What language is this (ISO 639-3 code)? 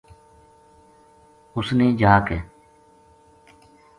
gju